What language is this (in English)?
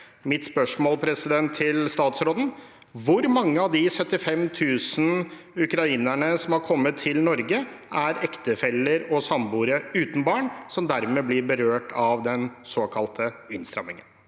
Norwegian